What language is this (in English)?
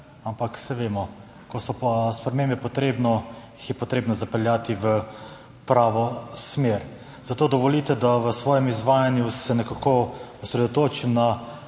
Slovenian